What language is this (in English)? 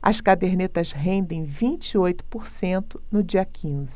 Portuguese